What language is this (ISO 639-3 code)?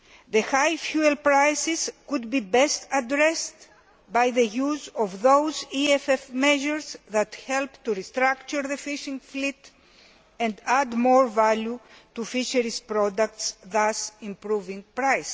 eng